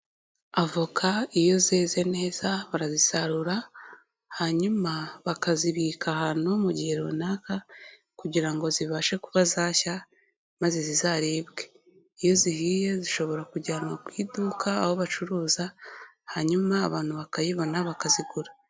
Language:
Kinyarwanda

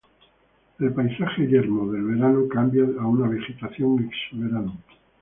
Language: Spanish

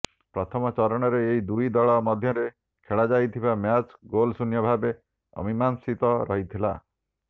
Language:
Odia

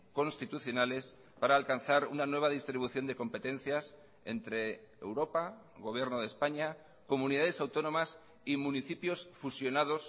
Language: Spanish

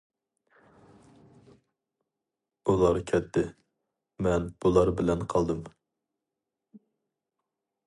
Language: Uyghur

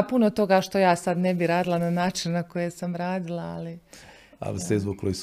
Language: Croatian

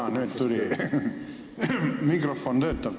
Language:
Estonian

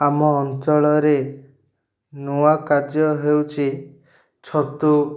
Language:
Odia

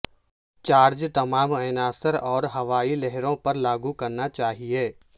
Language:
Urdu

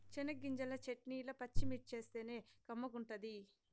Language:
Telugu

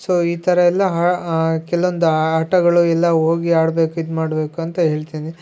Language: Kannada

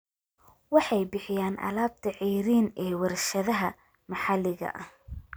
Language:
Somali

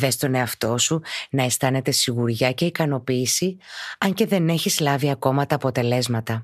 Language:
Greek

